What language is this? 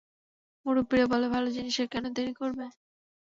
Bangla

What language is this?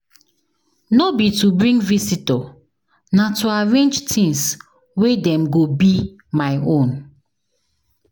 Nigerian Pidgin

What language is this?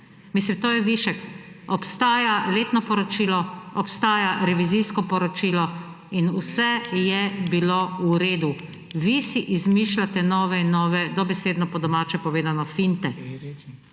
Slovenian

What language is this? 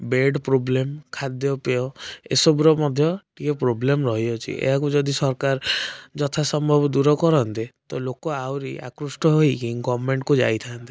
Odia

